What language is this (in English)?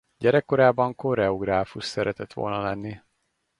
Hungarian